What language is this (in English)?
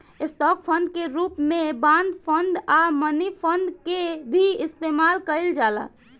Bhojpuri